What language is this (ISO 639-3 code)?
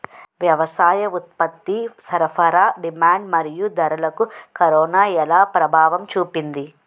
tel